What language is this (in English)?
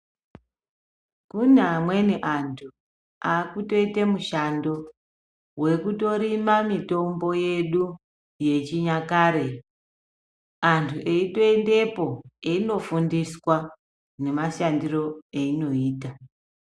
Ndau